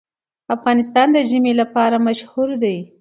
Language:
Pashto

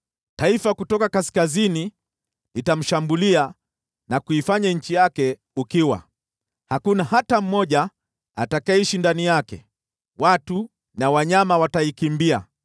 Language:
Swahili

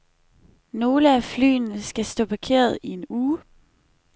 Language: Danish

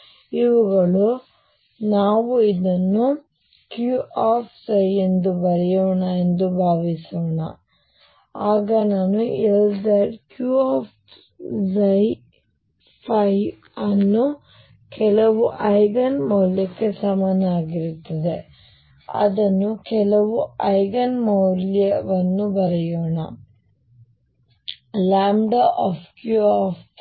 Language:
Kannada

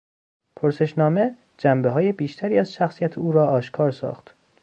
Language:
Persian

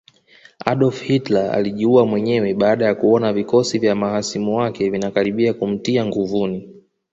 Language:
Swahili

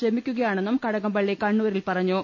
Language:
Malayalam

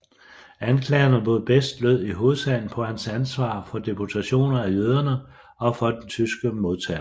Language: Danish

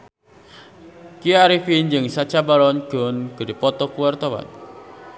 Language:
Sundanese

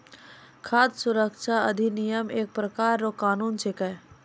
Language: Maithili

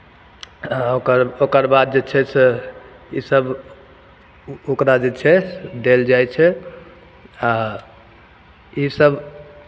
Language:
Maithili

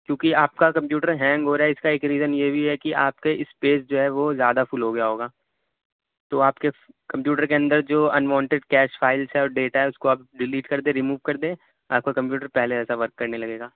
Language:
Urdu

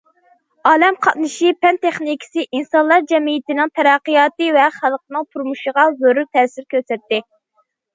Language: Uyghur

